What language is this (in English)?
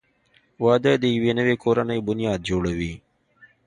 Pashto